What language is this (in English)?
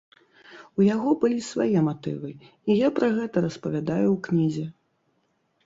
Belarusian